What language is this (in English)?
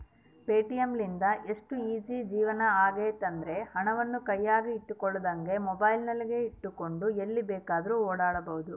Kannada